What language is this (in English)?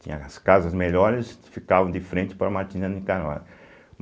Portuguese